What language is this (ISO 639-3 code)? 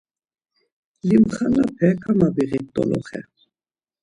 lzz